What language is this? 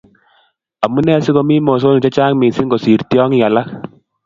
Kalenjin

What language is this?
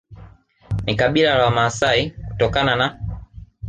Swahili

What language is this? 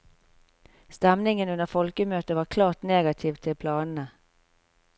Norwegian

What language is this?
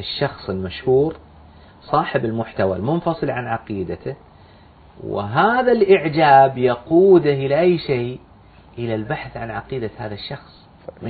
Arabic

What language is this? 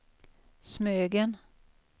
Swedish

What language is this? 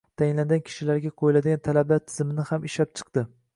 Uzbek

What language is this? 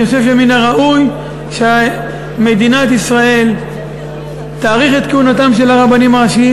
Hebrew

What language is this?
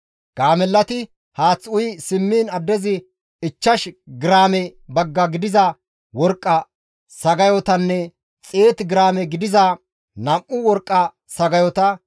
Gamo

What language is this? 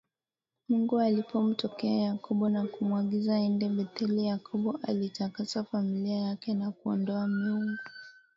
Swahili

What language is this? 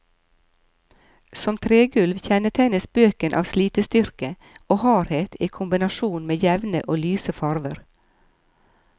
Norwegian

